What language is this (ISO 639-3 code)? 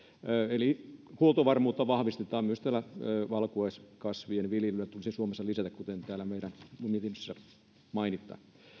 fin